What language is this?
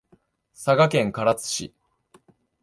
Japanese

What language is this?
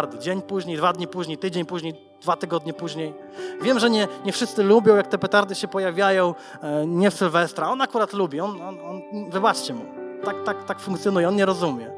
Polish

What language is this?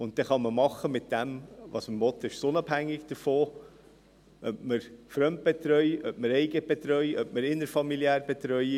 Swiss German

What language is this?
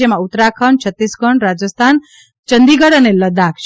Gujarati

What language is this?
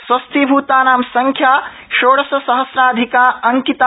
Sanskrit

